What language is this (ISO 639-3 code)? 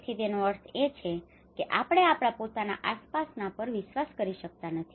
guj